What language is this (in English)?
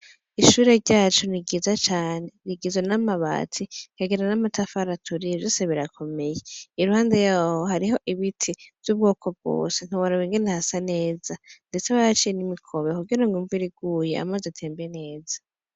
Rundi